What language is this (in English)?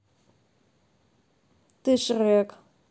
Russian